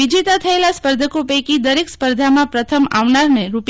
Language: Gujarati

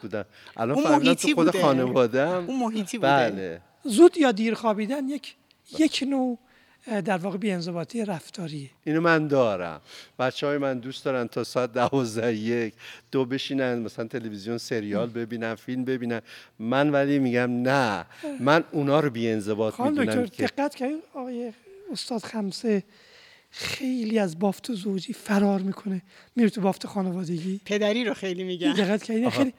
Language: Persian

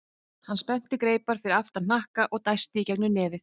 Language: Icelandic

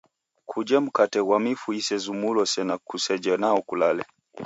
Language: Taita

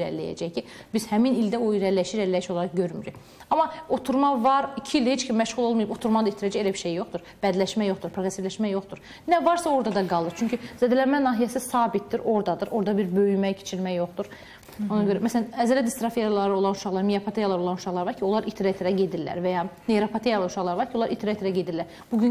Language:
Turkish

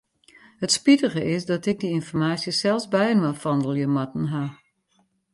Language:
Western Frisian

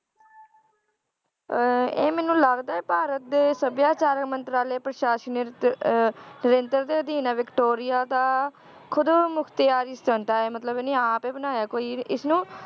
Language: Punjabi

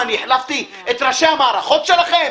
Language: Hebrew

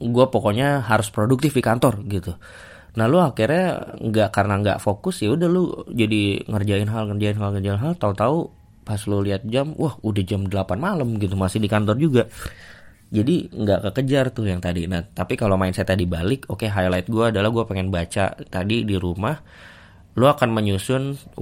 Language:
Indonesian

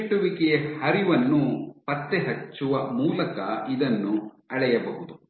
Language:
Kannada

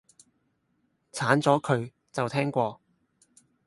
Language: Cantonese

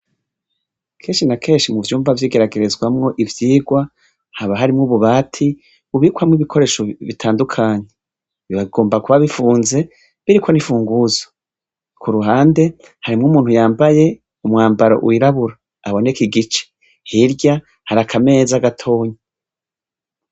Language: Rundi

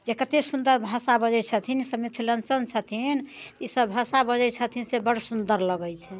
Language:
Maithili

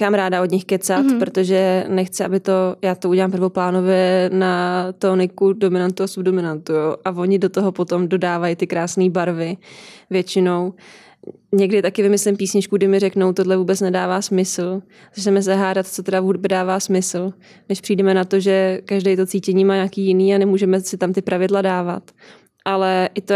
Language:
Czech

